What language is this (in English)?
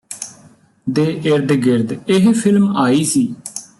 Punjabi